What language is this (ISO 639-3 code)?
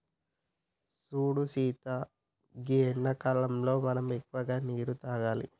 tel